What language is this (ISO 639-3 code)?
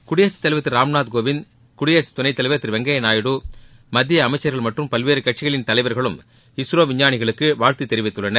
tam